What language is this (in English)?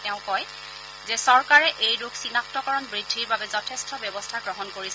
Assamese